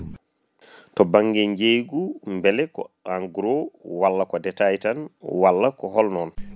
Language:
Fula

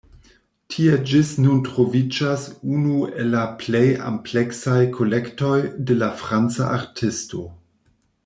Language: Esperanto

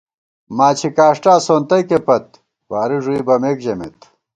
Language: Gawar-Bati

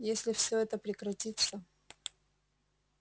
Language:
Russian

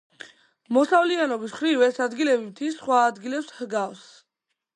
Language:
Georgian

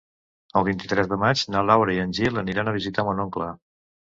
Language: Catalan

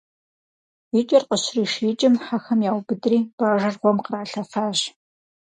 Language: Kabardian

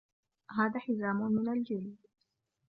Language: Arabic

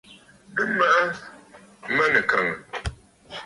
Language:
Bafut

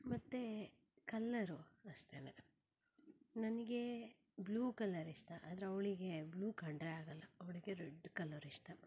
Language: Kannada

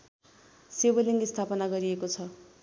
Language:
Nepali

